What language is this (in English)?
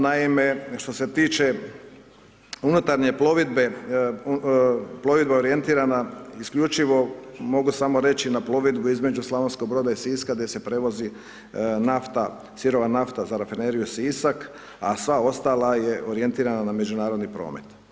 Croatian